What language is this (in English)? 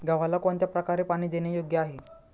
Marathi